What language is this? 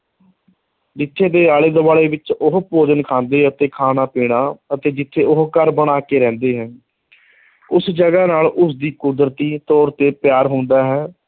Punjabi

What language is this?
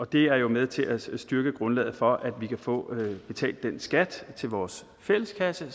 Danish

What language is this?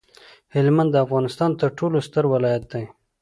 Pashto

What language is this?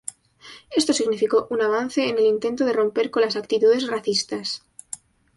Spanish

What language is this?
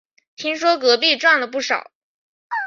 Chinese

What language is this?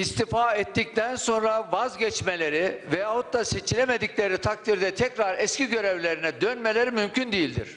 Turkish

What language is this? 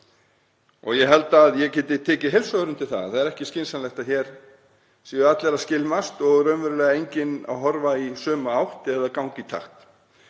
Icelandic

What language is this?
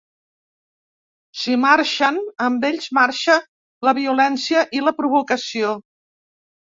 Catalan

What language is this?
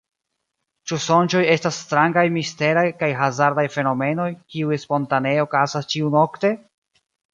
Esperanto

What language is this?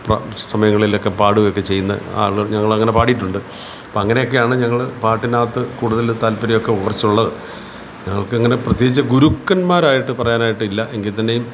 Malayalam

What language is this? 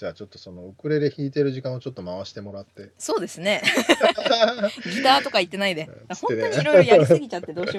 Japanese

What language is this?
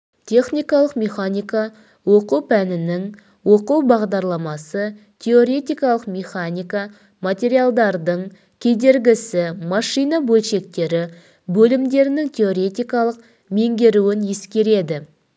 Kazakh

